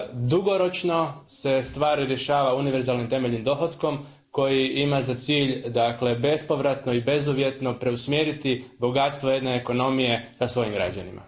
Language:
Croatian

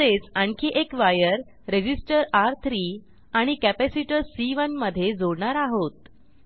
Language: Marathi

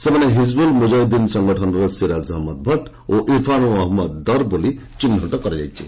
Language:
Odia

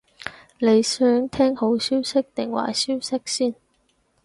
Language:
Cantonese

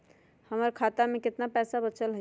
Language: Magahi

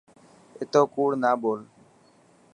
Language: Dhatki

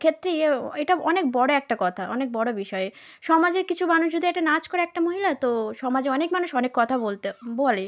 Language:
Bangla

